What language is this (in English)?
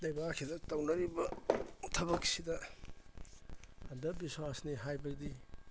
Manipuri